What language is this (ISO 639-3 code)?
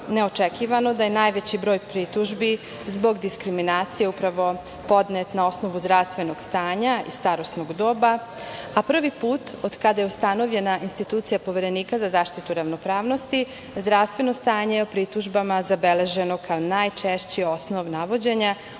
srp